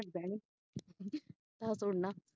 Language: Punjabi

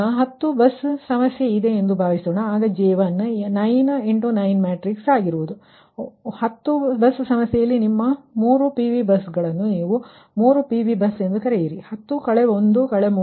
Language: Kannada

